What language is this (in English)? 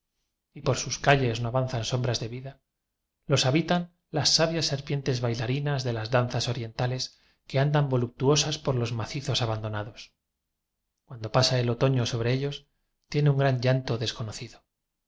Spanish